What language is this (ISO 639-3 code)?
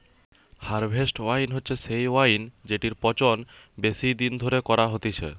ben